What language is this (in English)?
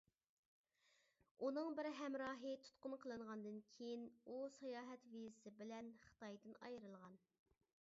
Uyghur